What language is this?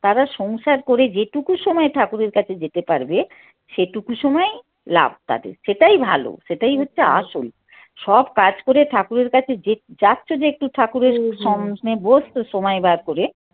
Bangla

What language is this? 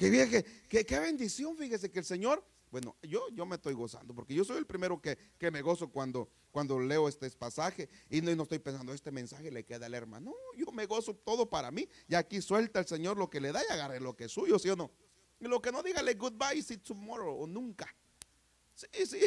Spanish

